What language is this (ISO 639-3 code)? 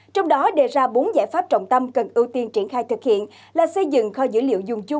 vie